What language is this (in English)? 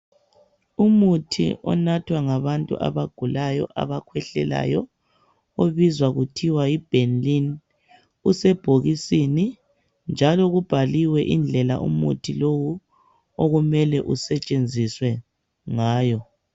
North Ndebele